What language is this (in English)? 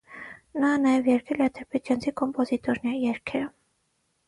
Armenian